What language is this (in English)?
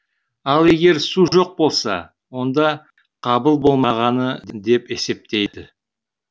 Kazakh